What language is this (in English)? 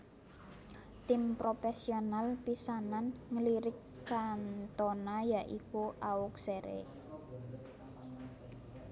Javanese